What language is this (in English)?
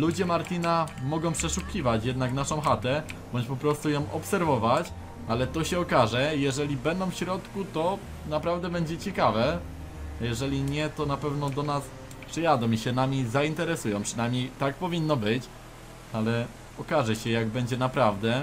Polish